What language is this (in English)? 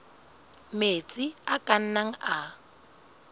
Southern Sotho